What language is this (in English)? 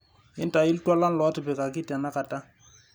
Masai